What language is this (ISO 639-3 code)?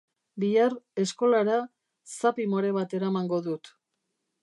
eus